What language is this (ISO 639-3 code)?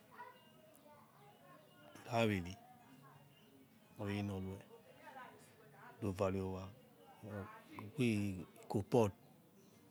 ets